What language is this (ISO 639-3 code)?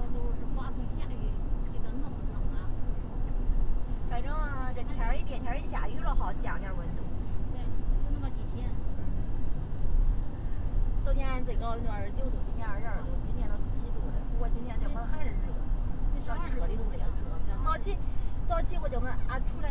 zho